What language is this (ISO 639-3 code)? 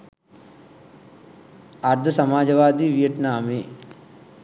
sin